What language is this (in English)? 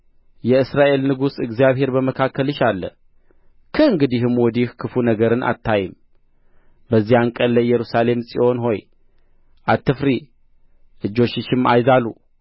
Amharic